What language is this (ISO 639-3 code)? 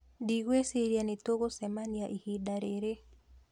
kik